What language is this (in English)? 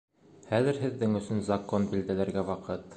Bashkir